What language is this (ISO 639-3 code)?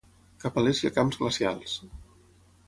cat